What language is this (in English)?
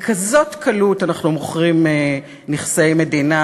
Hebrew